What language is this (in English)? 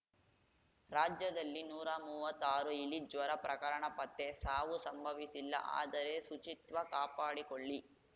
Kannada